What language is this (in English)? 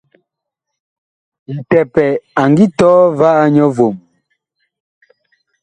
Bakoko